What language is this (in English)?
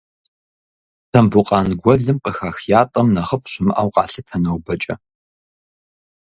Kabardian